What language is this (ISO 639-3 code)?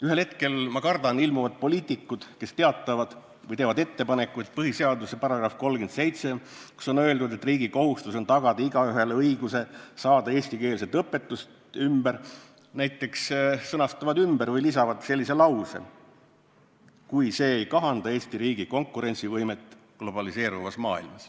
est